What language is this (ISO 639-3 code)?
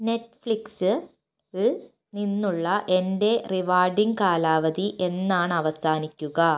mal